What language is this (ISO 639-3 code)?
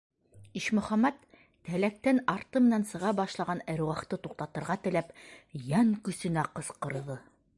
bak